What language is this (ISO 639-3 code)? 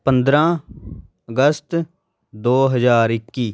pan